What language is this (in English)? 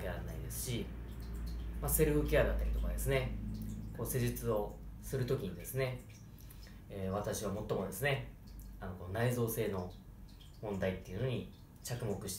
Japanese